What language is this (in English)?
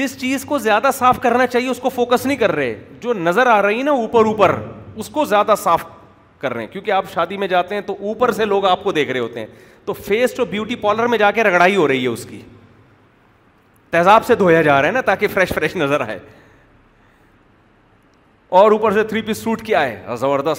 Urdu